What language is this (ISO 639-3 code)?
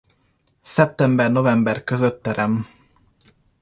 hun